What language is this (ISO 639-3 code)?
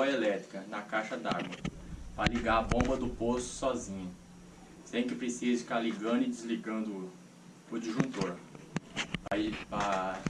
por